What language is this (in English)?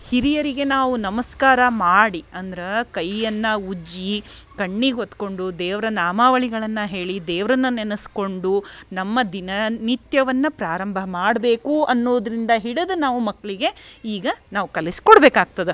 Kannada